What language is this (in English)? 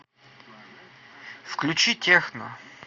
Russian